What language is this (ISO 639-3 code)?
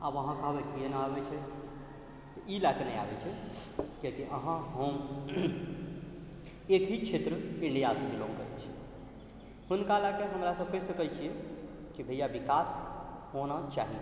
mai